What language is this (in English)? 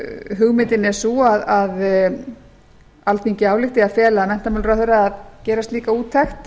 Icelandic